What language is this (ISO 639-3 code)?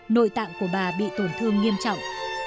vie